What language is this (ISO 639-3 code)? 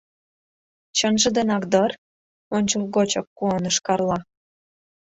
chm